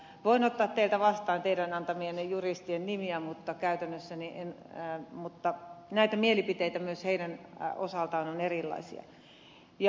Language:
Finnish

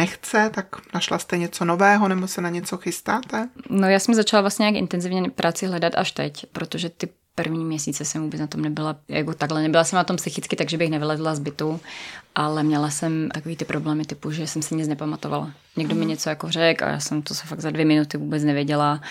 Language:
Czech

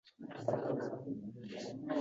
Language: Uzbek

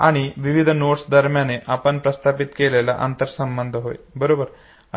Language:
Marathi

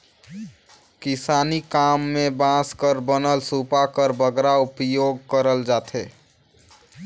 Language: Chhattisgarhi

